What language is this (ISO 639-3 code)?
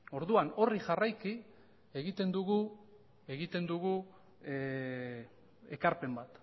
eus